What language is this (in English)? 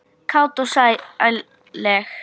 Icelandic